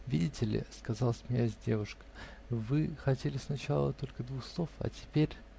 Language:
Russian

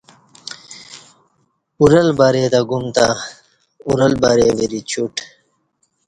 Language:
Kati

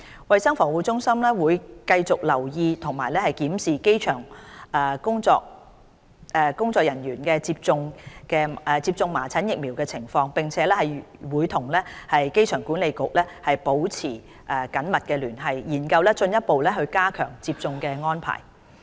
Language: Cantonese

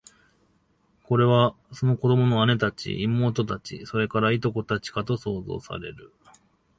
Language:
Japanese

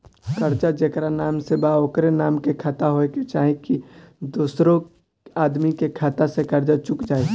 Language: Bhojpuri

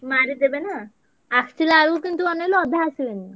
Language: Odia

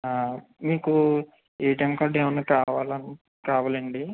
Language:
Telugu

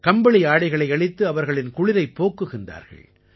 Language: Tamil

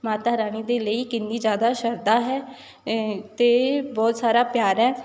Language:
Punjabi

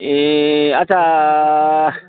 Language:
Nepali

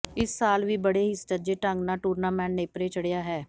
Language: Punjabi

